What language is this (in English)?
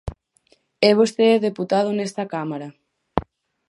Galician